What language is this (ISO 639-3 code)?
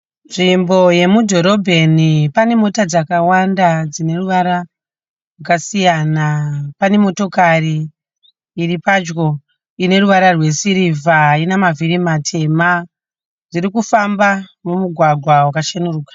sna